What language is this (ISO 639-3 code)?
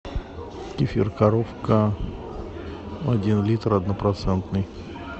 rus